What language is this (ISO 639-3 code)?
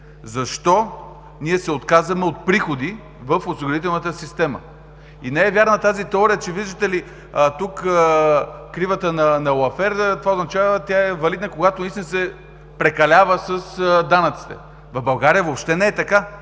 bul